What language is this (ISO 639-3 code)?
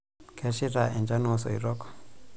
mas